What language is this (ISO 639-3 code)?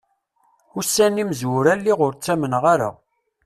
kab